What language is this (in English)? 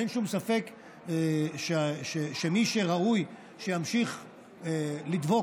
Hebrew